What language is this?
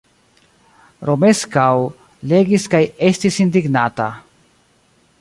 Esperanto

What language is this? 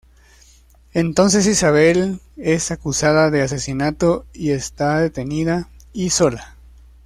Spanish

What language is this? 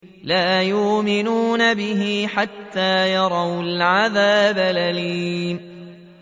Arabic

